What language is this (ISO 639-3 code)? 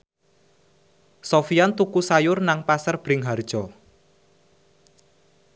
jav